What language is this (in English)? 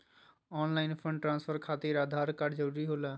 Magahi